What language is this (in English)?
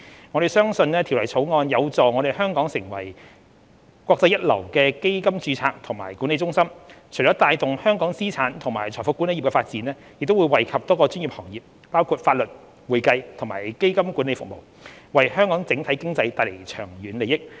Cantonese